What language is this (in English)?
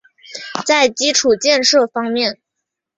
Chinese